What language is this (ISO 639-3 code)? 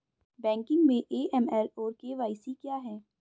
hin